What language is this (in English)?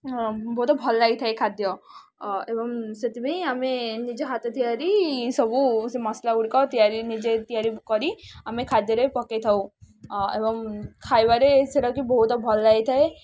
Odia